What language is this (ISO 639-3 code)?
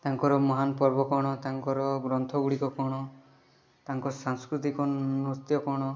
ori